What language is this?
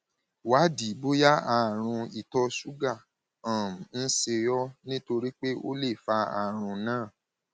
Yoruba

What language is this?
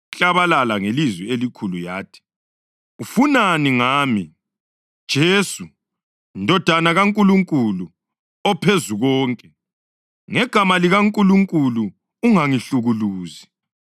North Ndebele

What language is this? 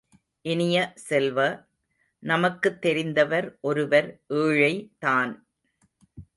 Tamil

